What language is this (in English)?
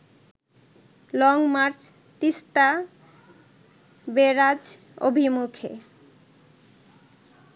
Bangla